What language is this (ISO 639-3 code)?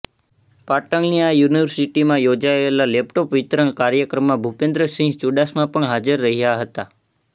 guj